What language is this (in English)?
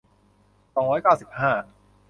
Thai